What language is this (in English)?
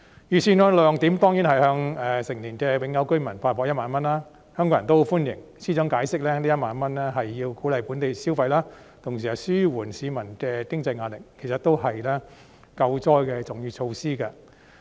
Cantonese